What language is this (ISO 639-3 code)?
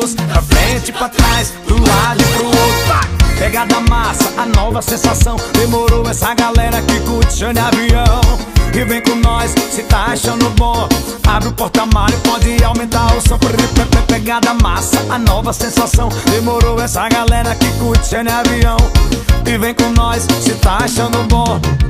por